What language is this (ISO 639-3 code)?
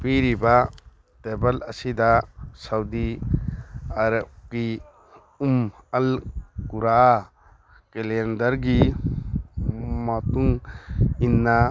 mni